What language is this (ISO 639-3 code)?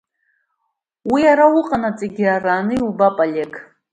abk